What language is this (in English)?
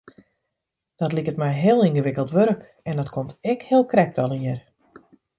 Western Frisian